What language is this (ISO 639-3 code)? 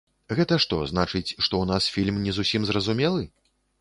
bel